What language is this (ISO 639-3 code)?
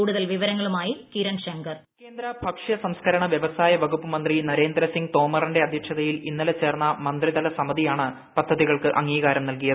mal